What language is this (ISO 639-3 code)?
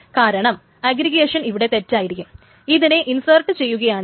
mal